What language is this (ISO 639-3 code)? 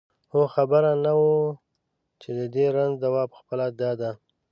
pus